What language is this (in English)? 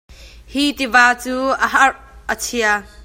Hakha Chin